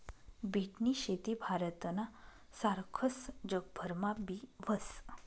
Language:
Marathi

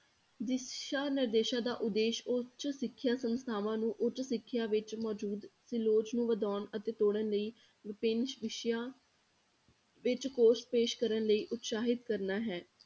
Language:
Punjabi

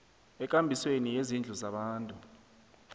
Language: South Ndebele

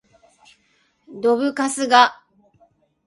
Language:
Japanese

